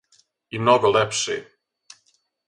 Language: Serbian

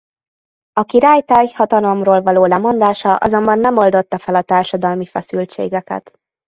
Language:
Hungarian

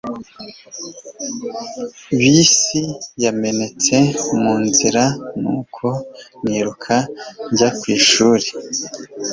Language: Kinyarwanda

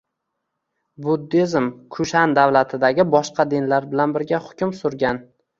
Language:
Uzbek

